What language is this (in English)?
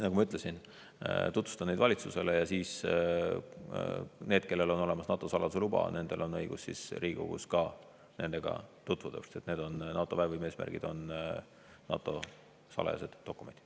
Estonian